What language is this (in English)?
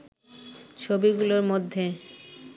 Bangla